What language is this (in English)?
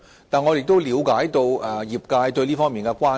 Cantonese